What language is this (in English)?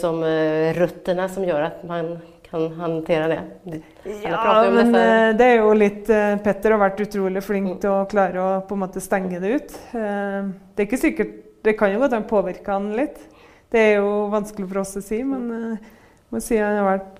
Swedish